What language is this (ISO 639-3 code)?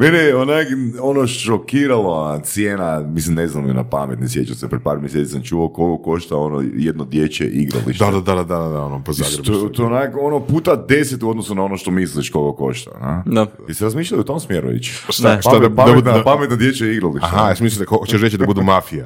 hrv